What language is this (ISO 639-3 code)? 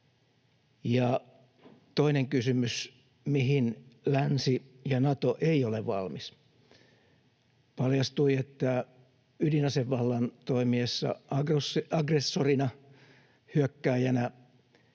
fin